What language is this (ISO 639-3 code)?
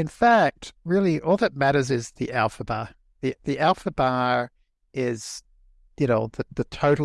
eng